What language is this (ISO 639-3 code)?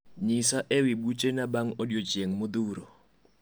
luo